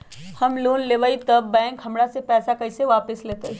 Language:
Magahi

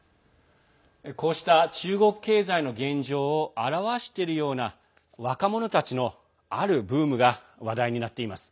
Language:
Japanese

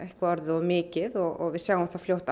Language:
Icelandic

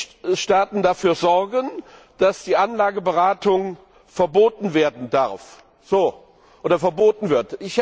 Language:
German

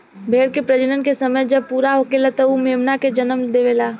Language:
Bhojpuri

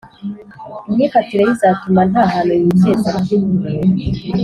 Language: Kinyarwanda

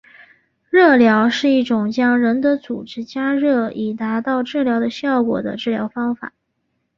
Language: Chinese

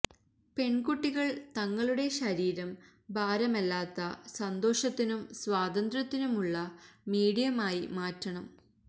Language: Malayalam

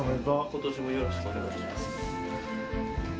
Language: Japanese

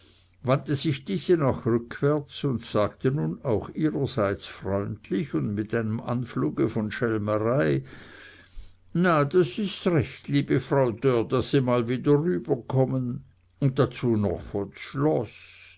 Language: German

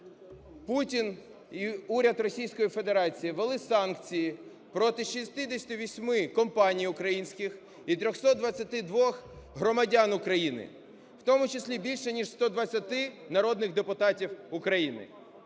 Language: Ukrainian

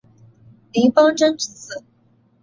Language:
Chinese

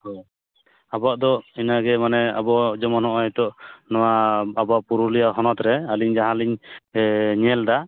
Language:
Santali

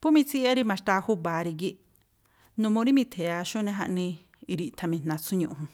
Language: Tlacoapa Me'phaa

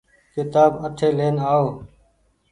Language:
Goaria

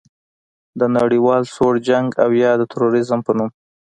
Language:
Pashto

